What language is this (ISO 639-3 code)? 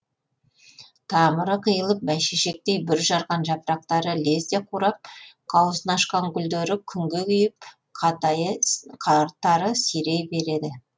kaz